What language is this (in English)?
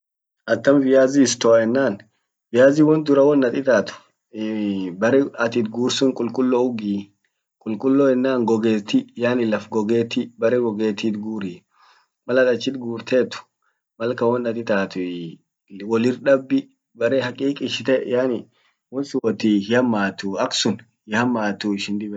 Orma